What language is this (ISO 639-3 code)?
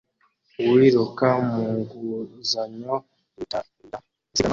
kin